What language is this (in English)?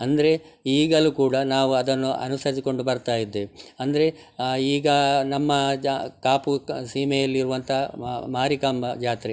Kannada